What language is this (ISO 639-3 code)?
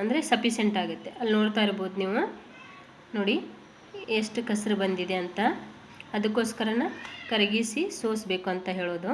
kan